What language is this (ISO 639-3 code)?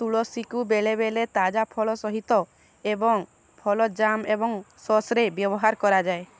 ori